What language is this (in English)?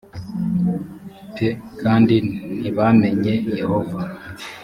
Kinyarwanda